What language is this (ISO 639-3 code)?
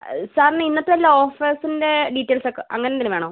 mal